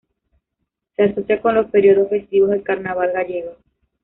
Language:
Spanish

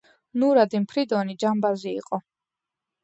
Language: Georgian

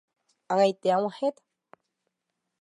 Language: Guarani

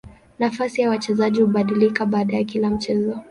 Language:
Swahili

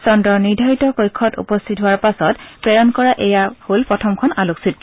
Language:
Assamese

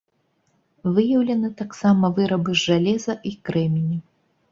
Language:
Belarusian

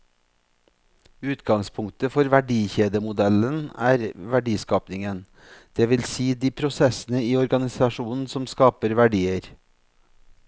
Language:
Norwegian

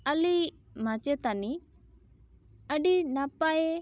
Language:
Santali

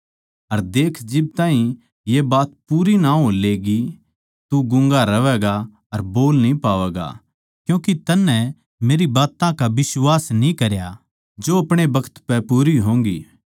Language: Haryanvi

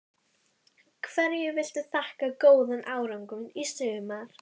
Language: Icelandic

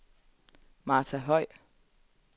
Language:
Danish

